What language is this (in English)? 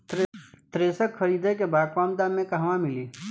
Bhojpuri